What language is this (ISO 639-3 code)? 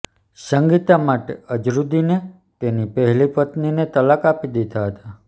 guj